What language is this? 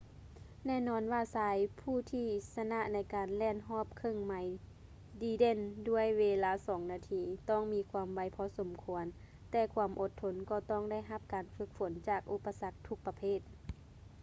Lao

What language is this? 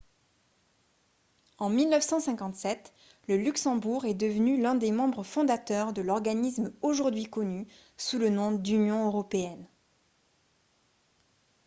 French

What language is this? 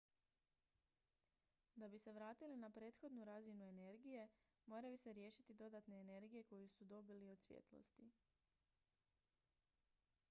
Croatian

